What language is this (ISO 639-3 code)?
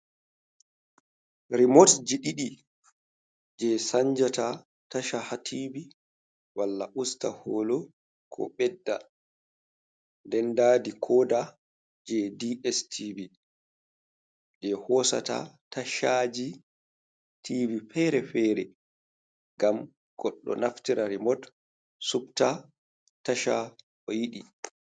ful